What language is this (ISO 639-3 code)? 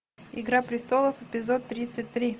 rus